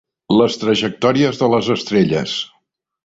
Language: Catalan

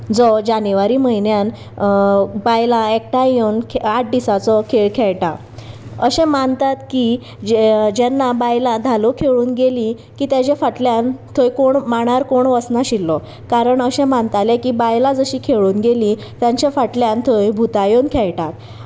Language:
Konkani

